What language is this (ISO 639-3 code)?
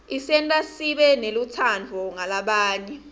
ssw